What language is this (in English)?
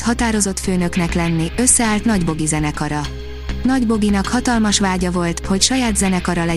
Hungarian